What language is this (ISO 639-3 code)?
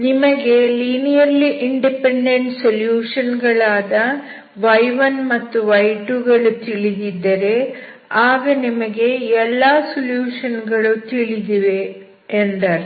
kan